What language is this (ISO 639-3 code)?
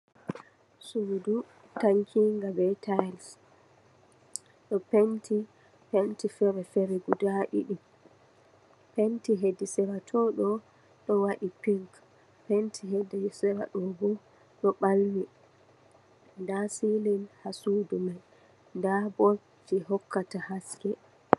ful